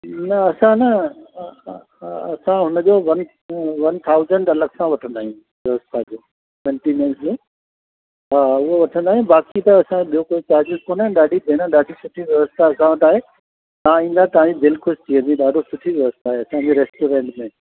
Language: Sindhi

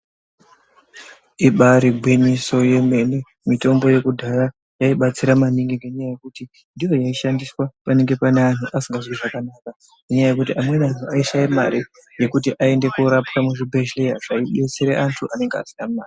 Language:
Ndau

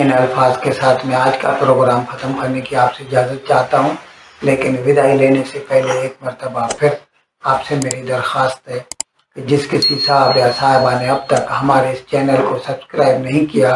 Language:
Hindi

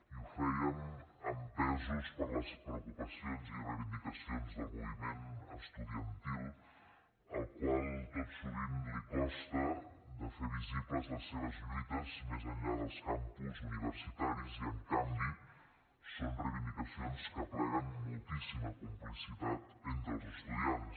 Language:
Catalan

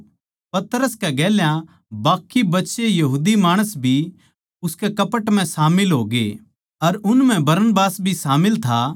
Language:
Haryanvi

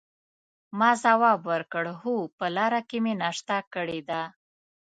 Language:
Pashto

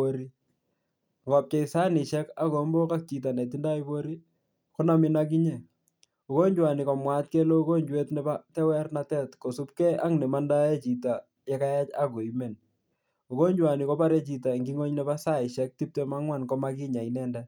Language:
Kalenjin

